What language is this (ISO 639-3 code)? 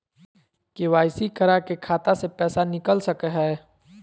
mag